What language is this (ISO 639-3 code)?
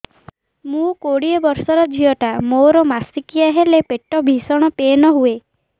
ori